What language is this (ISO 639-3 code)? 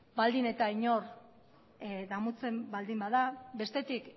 eus